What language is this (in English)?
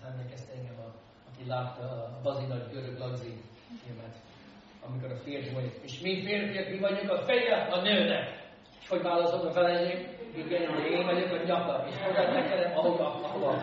Hungarian